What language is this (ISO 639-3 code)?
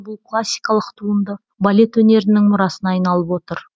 kaz